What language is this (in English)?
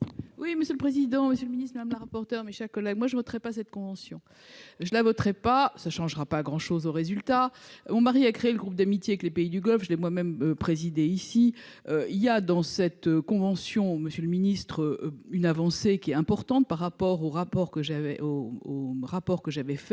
French